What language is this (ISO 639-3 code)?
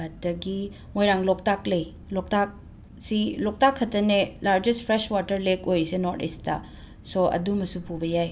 mni